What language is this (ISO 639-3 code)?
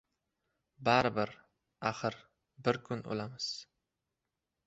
uzb